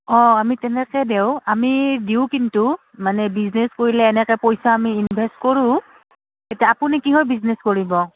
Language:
Assamese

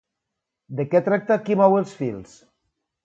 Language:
Catalan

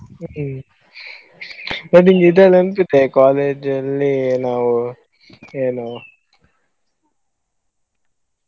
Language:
Kannada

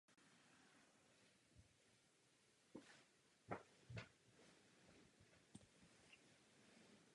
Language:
Czech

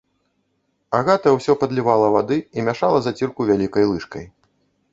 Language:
Belarusian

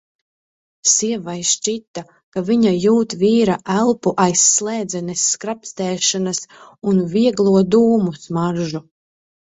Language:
Latvian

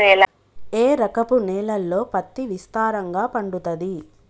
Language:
Telugu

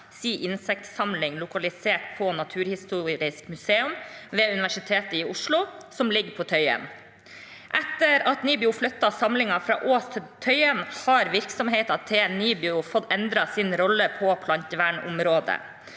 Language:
Norwegian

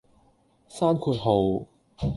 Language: Cantonese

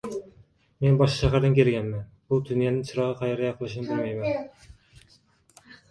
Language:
Uzbek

